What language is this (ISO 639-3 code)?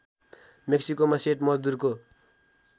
nep